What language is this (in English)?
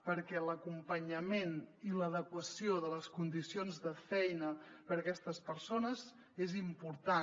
Catalan